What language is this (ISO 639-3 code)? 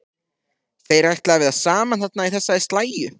isl